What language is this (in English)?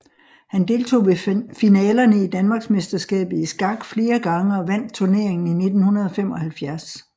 Danish